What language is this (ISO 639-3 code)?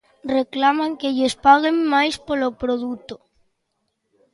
glg